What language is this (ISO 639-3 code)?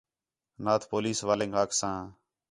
xhe